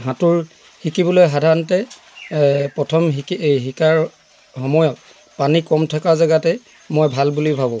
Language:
Assamese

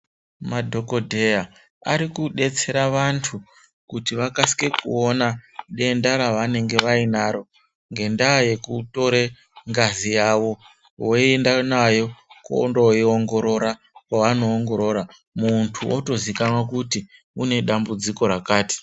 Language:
Ndau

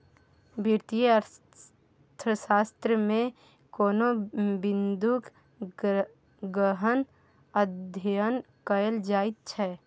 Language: Maithili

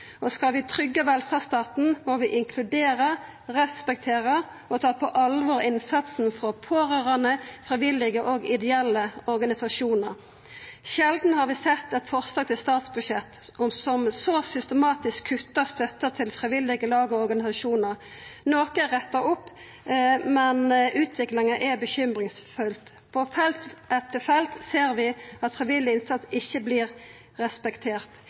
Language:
Norwegian Nynorsk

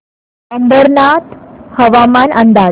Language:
Marathi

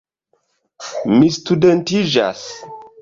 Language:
Esperanto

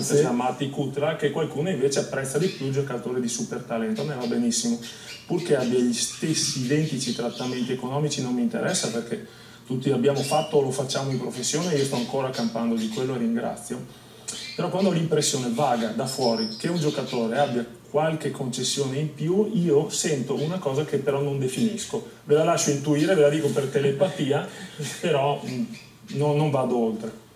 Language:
Italian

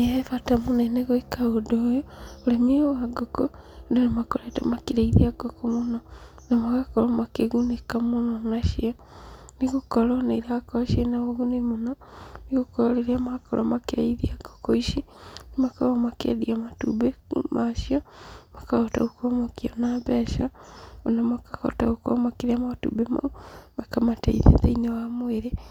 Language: Kikuyu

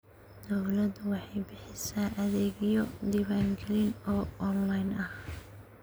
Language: Somali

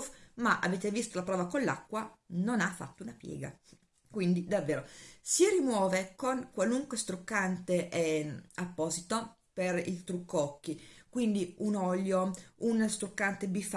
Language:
Italian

